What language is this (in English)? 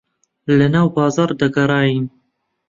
Central Kurdish